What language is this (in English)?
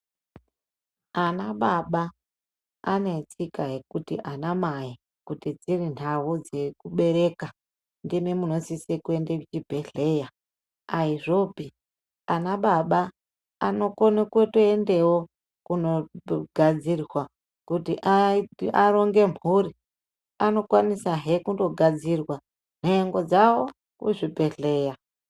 Ndau